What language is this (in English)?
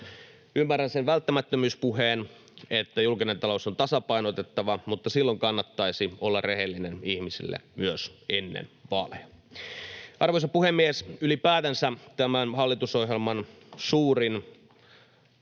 Finnish